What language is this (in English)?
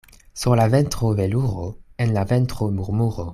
Esperanto